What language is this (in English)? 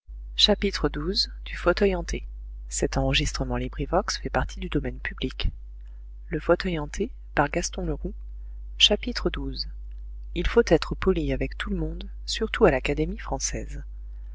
French